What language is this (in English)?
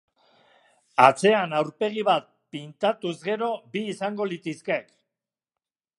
Basque